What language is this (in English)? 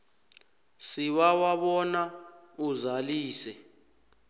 South Ndebele